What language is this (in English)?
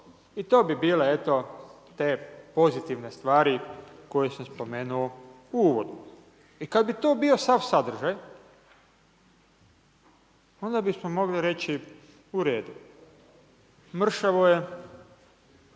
Croatian